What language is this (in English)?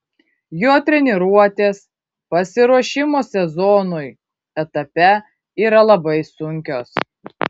Lithuanian